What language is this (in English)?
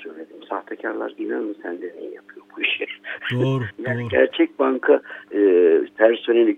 Turkish